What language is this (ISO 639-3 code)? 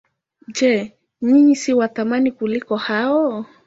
swa